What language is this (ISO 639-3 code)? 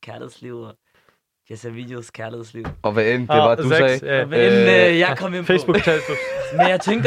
dan